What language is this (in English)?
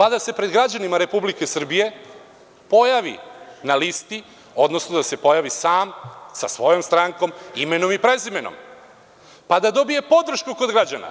Serbian